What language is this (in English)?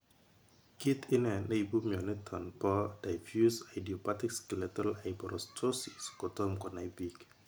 Kalenjin